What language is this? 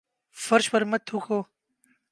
Urdu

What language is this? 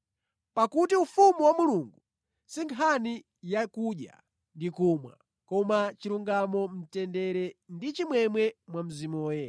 Nyanja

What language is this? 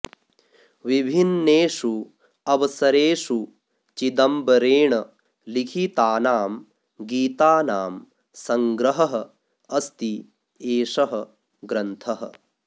Sanskrit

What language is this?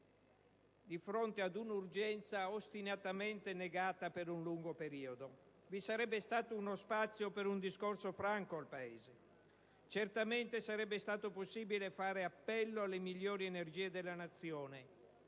Italian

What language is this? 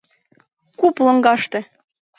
Mari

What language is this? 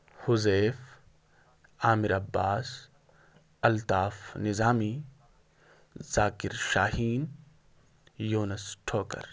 Urdu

